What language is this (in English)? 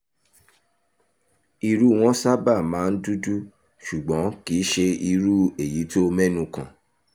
Yoruba